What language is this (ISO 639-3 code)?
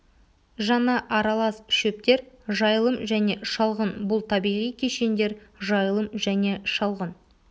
kaz